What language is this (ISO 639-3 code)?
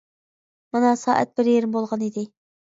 uig